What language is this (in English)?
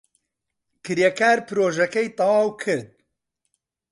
Central Kurdish